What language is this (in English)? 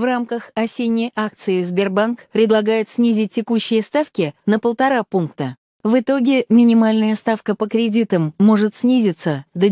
Russian